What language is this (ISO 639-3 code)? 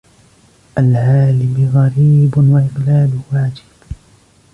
ara